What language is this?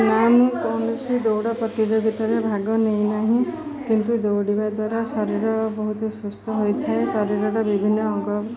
Odia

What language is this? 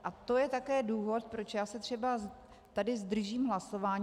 Czech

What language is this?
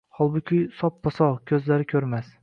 Uzbek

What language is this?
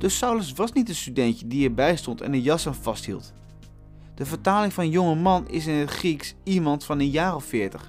Dutch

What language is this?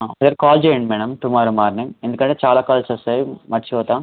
Telugu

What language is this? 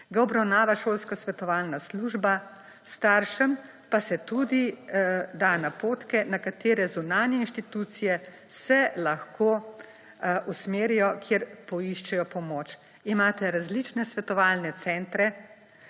Slovenian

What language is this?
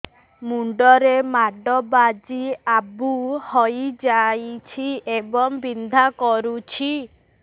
Odia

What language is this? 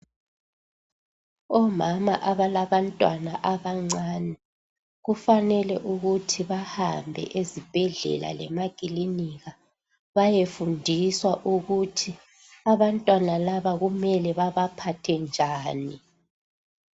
North Ndebele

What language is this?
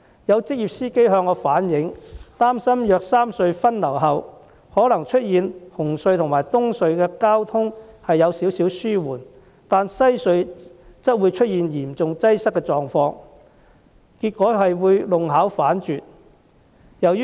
Cantonese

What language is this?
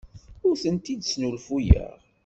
Kabyle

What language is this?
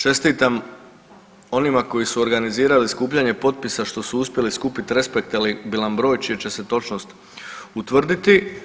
Croatian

